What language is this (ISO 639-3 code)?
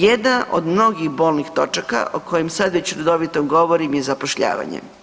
hrv